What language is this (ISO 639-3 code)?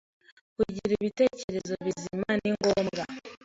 kin